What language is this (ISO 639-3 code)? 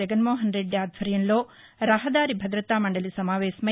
tel